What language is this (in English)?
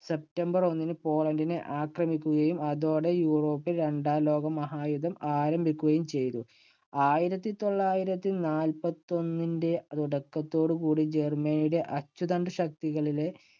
Malayalam